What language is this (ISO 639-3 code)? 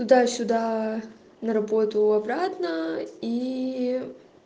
rus